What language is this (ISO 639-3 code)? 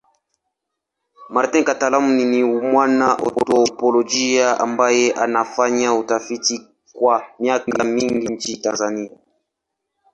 swa